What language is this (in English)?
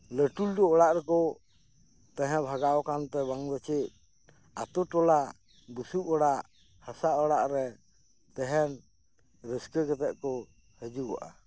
Santali